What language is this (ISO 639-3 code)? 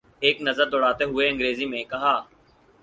urd